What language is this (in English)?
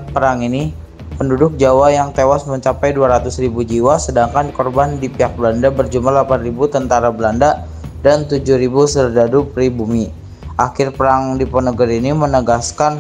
Indonesian